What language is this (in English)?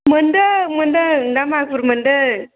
Bodo